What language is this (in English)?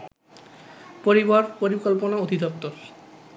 Bangla